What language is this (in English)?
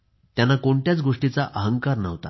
Marathi